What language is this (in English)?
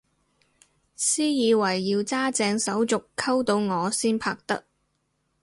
Cantonese